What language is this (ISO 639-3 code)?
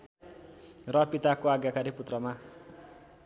nep